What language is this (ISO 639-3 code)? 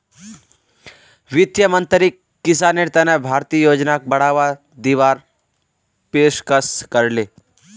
mag